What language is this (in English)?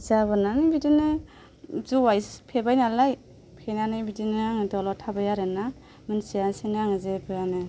Bodo